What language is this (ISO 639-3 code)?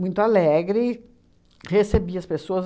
por